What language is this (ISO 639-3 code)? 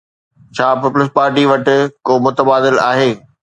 snd